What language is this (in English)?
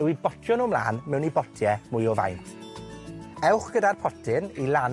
Welsh